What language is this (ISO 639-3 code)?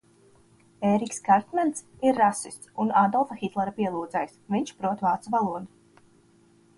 lav